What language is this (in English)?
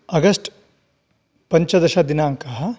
Sanskrit